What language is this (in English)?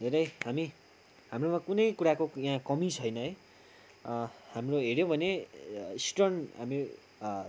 Nepali